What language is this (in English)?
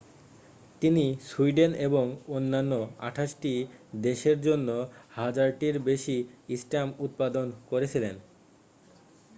Bangla